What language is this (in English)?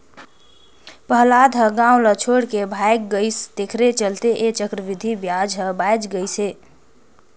Chhattisgarhi